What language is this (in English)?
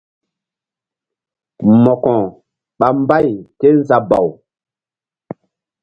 Mbum